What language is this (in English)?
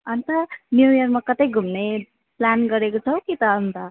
Nepali